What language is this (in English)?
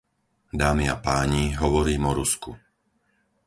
Slovak